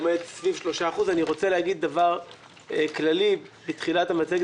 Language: Hebrew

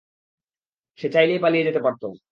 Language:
Bangla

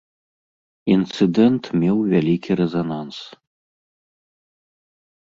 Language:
Belarusian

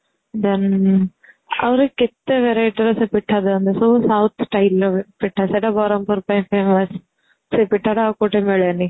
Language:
Odia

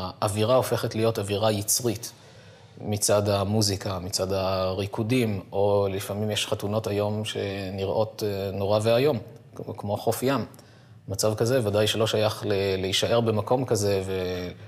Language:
Hebrew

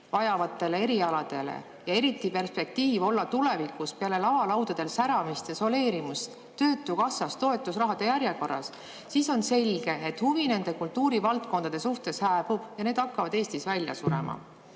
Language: Estonian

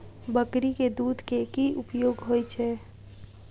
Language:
Maithili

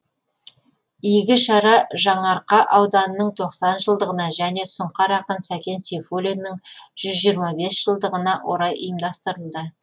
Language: Kazakh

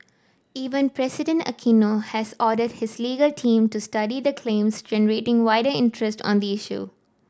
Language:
English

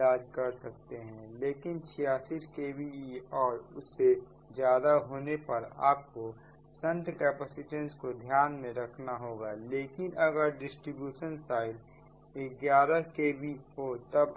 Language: Hindi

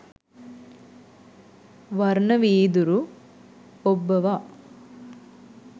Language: Sinhala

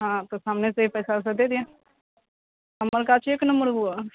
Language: Maithili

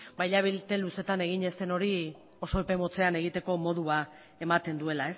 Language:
Basque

